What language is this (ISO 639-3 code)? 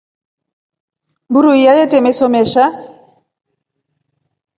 rof